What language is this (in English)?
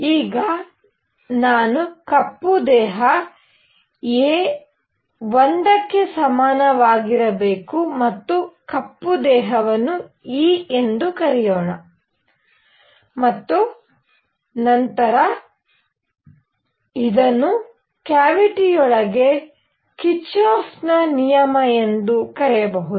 Kannada